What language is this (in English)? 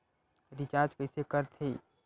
Chhattisgarhi